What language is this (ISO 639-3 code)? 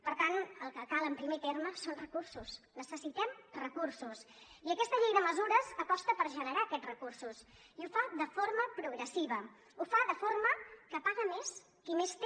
cat